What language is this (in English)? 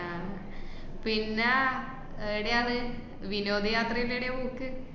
Malayalam